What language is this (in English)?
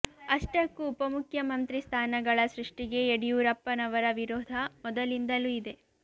Kannada